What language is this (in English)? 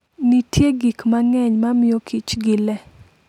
Luo (Kenya and Tanzania)